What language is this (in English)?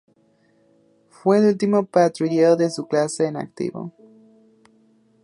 Spanish